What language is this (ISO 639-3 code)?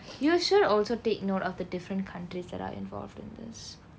eng